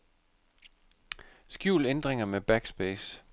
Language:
Danish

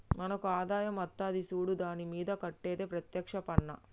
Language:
Telugu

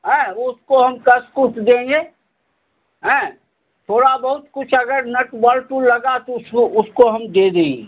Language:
Hindi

